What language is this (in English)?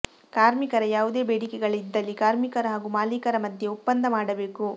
Kannada